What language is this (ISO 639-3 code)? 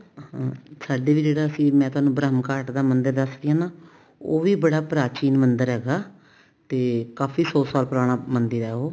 pan